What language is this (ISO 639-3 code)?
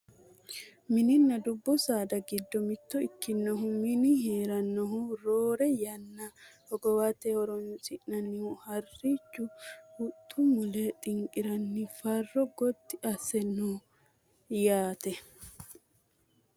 sid